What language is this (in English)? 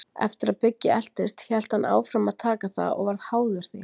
Icelandic